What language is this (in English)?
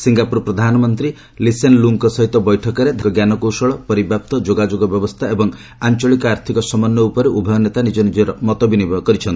Odia